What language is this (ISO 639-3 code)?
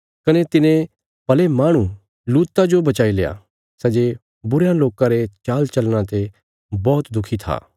kfs